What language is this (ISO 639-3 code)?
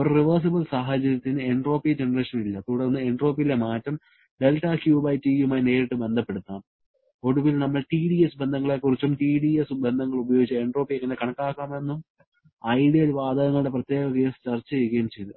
mal